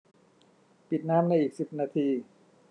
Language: Thai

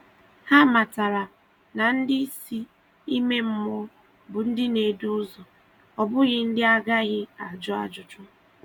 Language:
Igbo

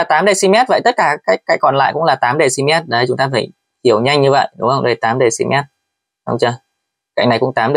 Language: Vietnamese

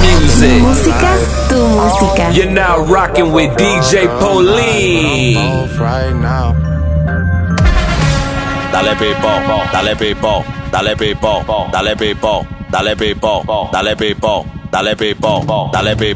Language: Spanish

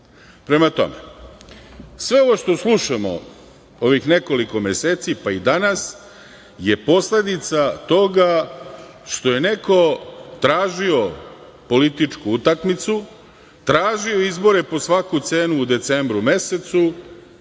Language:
Serbian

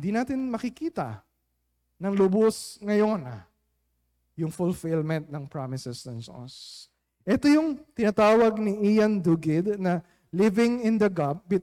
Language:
Filipino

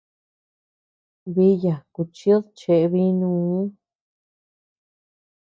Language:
Tepeuxila Cuicatec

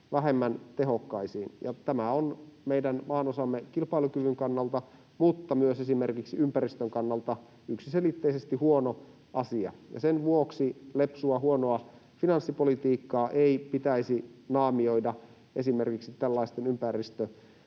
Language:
Finnish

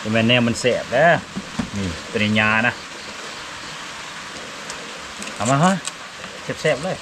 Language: Thai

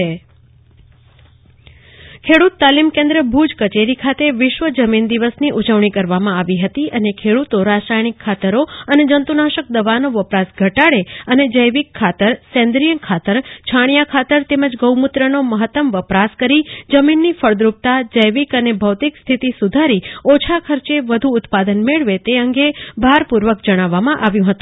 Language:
Gujarati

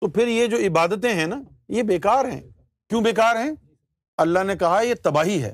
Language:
Urdu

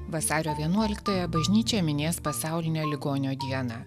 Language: Lithuanian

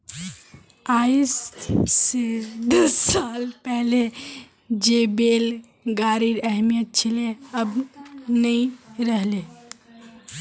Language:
Magahi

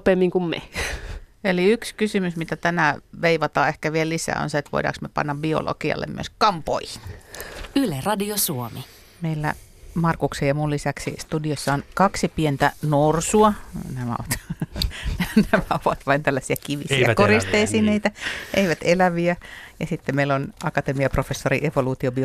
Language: Finnish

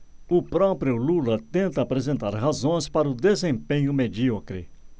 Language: Portuguese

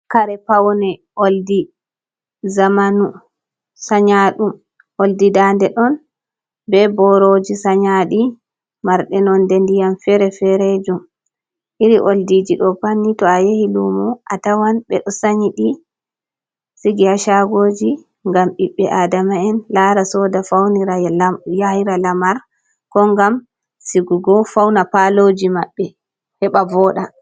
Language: Fula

